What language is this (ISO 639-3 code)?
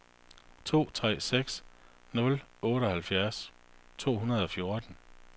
dan